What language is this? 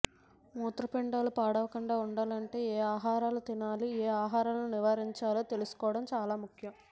Telugu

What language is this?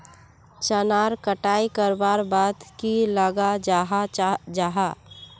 Magahi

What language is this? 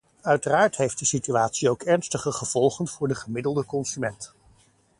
Dutch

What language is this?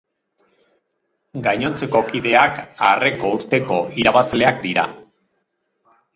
Basque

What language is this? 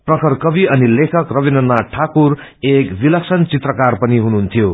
Nepali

